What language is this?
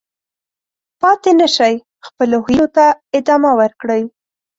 Pashto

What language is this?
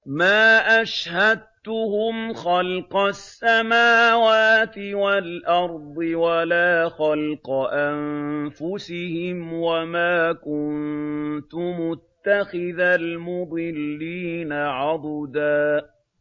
Arabic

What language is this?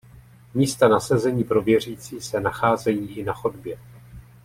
Czech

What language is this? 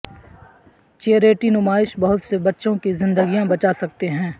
Urdu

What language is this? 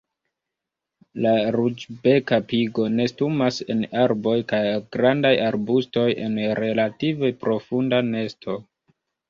Esperanto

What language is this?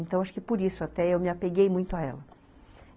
Portuguese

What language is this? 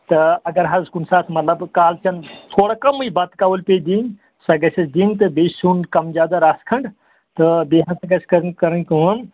Kashmiri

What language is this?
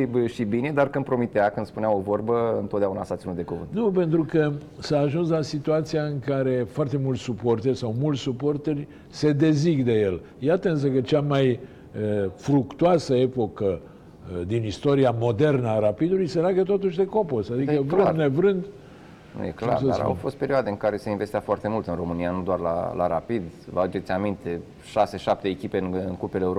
Romanian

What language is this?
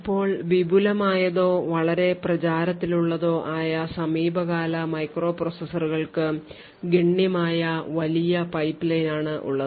Malayalam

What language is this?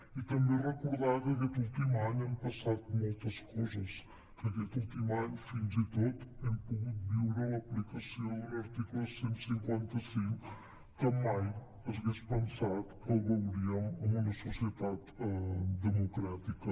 Catalan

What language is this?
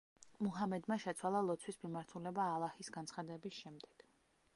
Georgian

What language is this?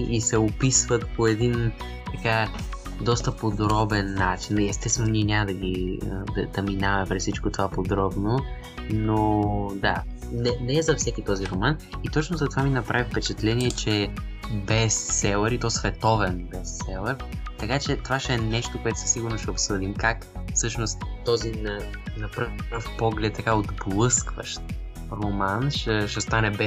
Bulgarian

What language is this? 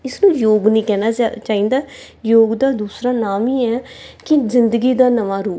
Punjabi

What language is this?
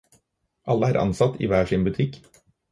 Norwegian Bokmål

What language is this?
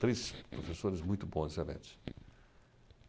Portuguese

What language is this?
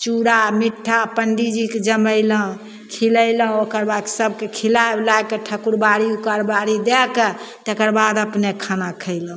Maithili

